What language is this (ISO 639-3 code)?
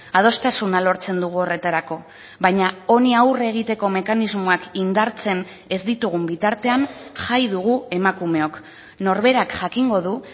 eus